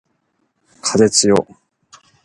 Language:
Japanese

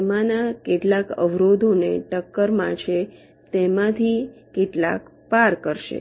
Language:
Gujarati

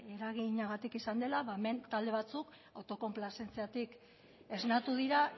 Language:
Basque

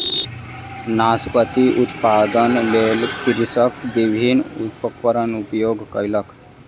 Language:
Maithili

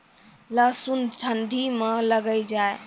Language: Maithili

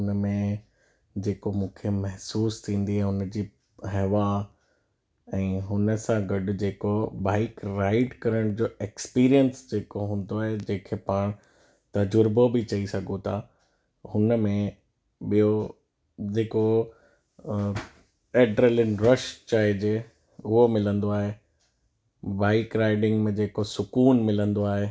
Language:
Sindhi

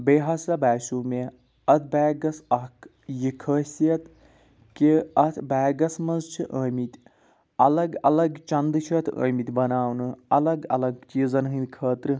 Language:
Kashmiri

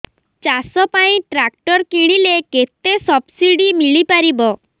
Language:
Odia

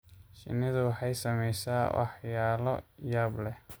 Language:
Somali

